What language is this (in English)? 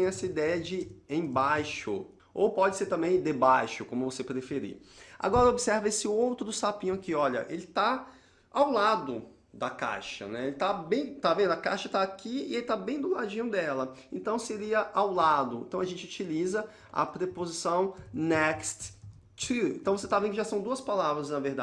Portuguese